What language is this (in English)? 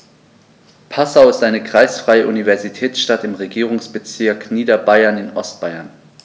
German